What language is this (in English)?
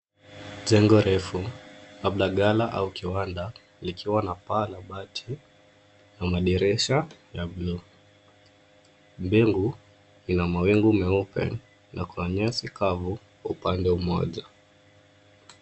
Swahili